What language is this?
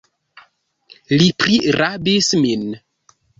Esperanto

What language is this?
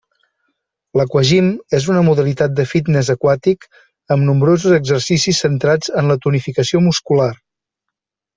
Catalan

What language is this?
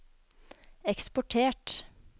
Norwegian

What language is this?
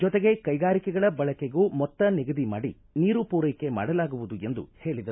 Kannada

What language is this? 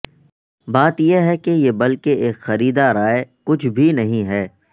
Urdu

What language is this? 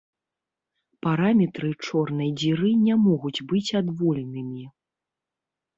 Belarusian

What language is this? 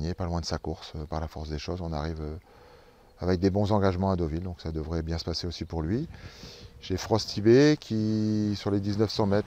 French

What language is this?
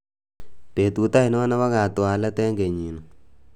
Kalenjin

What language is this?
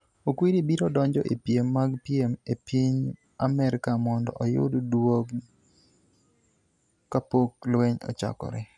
Luo (Kenya and Tanzania)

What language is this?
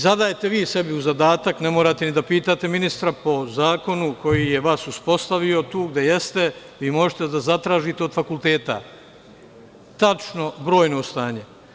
Serbian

